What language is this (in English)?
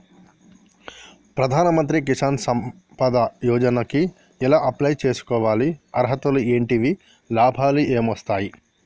Telugu